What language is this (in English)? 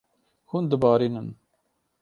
Kurdish